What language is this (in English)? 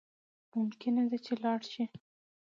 Pashto